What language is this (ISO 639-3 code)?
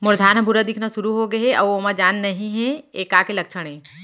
hne